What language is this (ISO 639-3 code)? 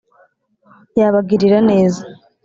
kin